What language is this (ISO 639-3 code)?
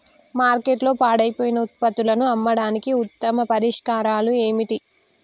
tel